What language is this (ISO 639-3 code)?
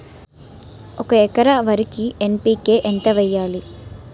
tel